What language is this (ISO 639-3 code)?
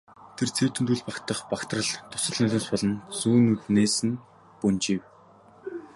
mon